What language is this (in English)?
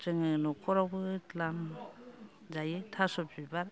Bodo